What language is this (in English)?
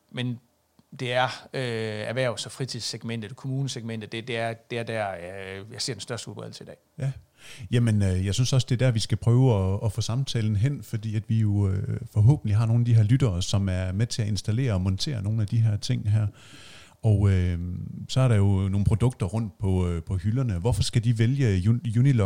Danish